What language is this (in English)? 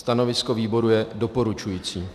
Czech